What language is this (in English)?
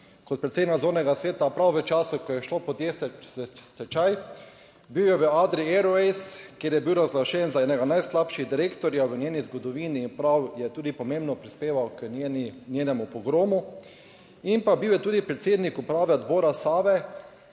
Slovenian